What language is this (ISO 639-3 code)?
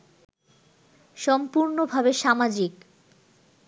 ben